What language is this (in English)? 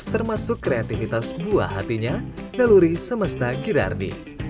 Indonesian